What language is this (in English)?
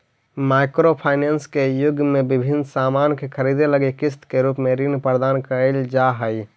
Magahi